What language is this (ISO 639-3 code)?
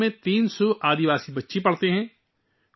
urd